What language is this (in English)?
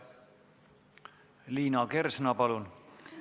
Estonian